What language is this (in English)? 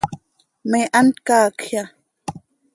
Seri